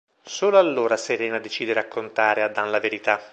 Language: Italian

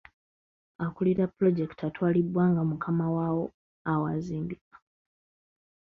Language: Ganda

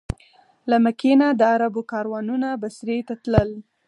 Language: Pashto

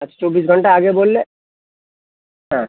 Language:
Bangla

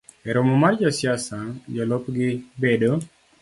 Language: Luo (Kenya and Tanzania)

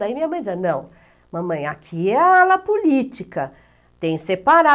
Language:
Portuguese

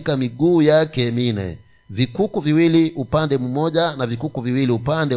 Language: Swahili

